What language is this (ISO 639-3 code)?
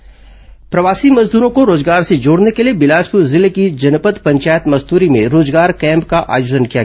hin